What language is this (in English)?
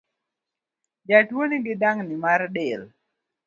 Luo (Kenya and Tanzania)